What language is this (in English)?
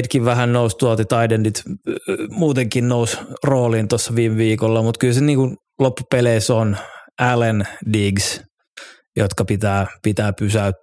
Finnish